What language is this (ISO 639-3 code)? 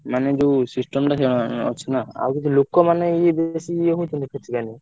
ori